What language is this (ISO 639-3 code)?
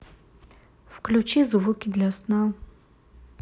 rus